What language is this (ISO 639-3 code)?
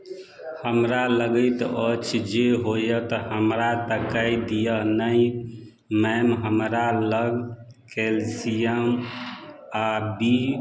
mai